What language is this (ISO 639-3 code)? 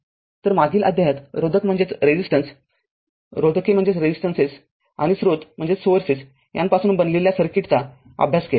mar